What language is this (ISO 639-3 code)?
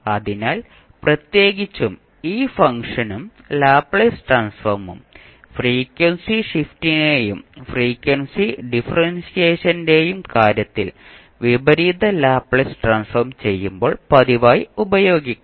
mal